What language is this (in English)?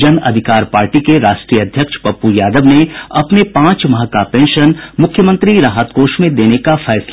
Hindi